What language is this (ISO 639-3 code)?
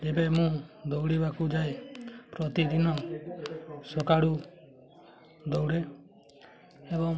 ori